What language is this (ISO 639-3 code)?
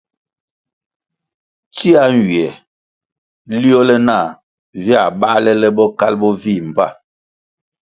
nmg